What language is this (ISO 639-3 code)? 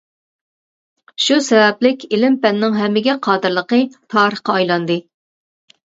uig